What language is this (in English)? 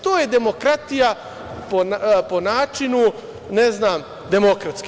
Serbian